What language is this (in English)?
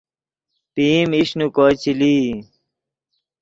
Yidgha